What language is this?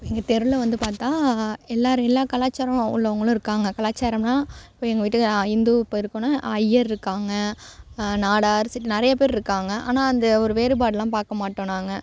Tamil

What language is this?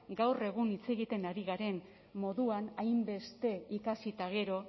Basque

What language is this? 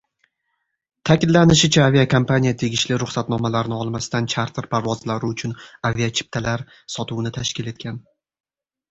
Uzbek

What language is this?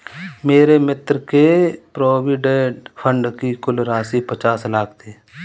Hindi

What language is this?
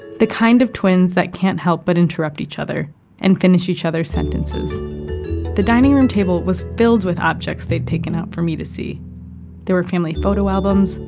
English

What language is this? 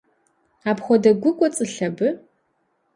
Kabardian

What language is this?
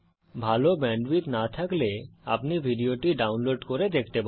Bangla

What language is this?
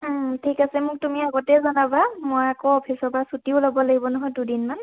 Assamese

